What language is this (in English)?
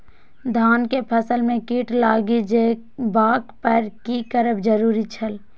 Maithili